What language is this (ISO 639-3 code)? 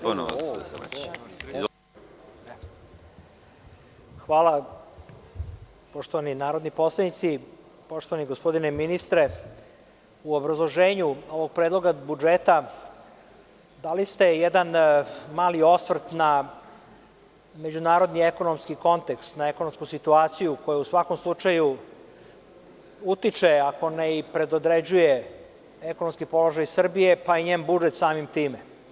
srp